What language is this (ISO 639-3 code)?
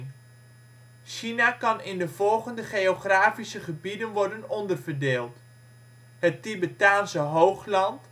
nld